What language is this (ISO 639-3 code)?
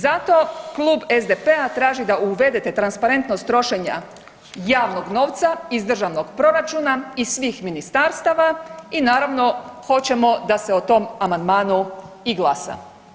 hrv